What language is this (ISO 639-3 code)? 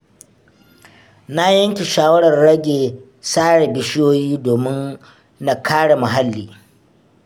hau